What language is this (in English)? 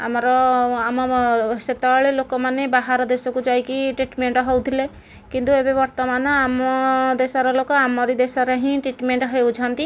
Odia